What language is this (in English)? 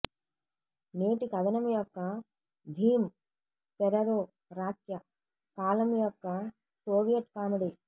Telugu